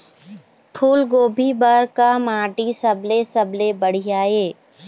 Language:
Chhattisgarhi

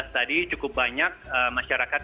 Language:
Indonesian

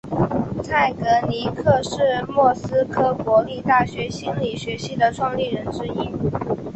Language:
Chinese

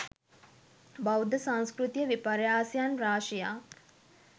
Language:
Sinhala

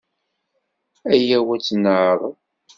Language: Kabyle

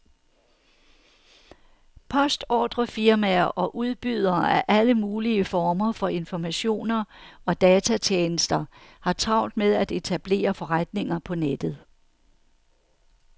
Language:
Danish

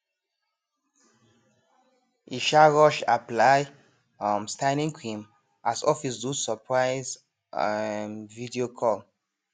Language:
Nigerian Pidgin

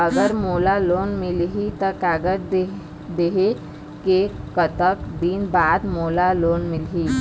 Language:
Chhattisgarhi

